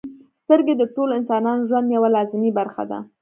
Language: Pashto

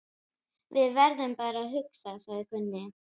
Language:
Icelandic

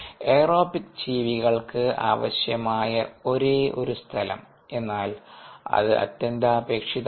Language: Malayalam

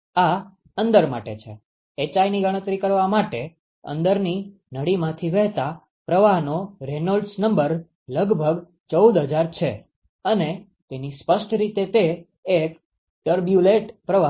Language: Gujarati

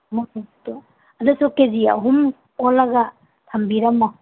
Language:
Manipuri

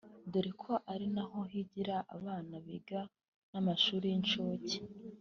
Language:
Kinyarwanda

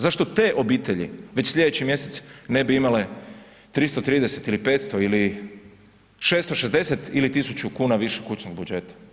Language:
Croatian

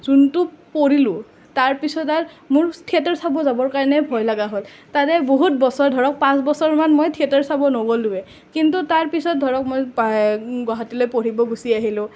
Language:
Assamese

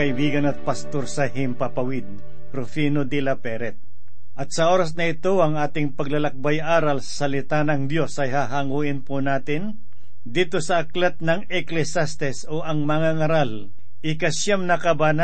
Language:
Filipino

